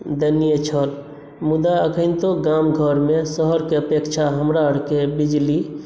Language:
Maithili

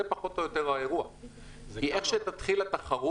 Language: Hebrew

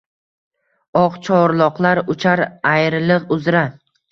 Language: Uzbek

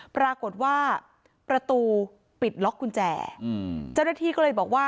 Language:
Thai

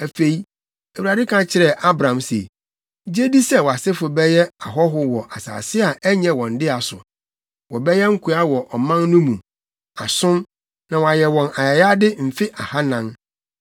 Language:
Akan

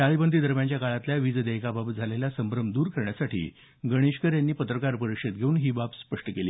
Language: Marathi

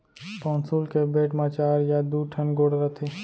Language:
Chhattisgarhi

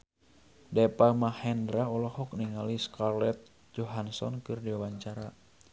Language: Sundanese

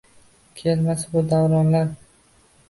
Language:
Uzbek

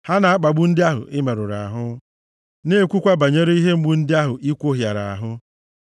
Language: Igbo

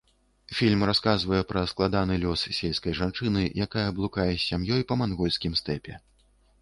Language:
Belarusian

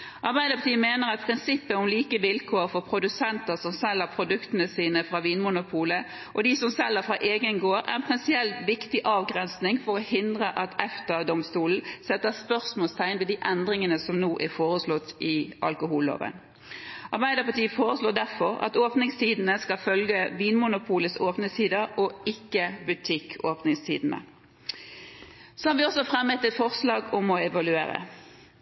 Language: Norwegian Bokmål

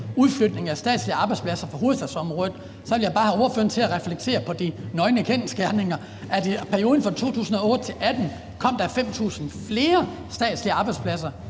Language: Danish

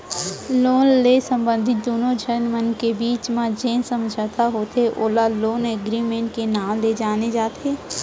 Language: Chhattisgarhi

